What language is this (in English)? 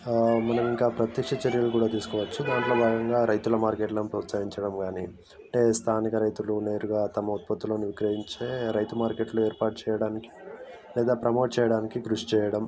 Telugu